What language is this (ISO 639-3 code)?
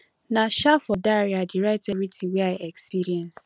pcm